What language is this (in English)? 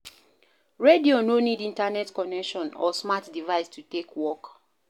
Nigerian Pidgin